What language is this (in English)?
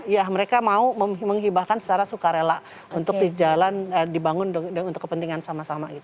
Indonesian